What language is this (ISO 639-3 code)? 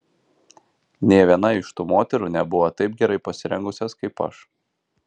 lit